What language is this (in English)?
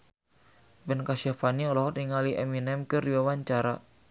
Sundanese